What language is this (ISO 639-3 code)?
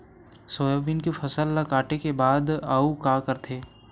hne